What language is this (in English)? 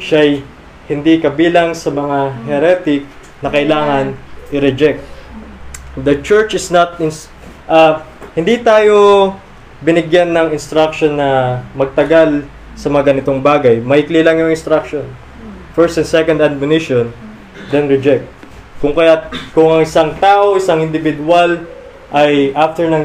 Filipino